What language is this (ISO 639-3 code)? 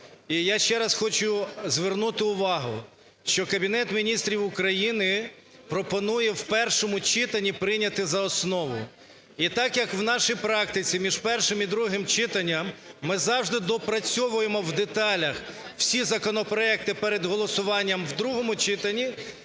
ukr